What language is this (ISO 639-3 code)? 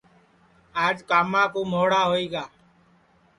ssi